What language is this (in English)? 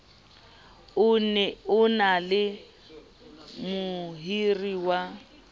Southern Sotho